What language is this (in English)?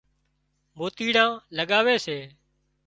Wadiyara Koli